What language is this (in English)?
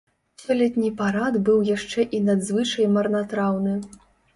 Belarusian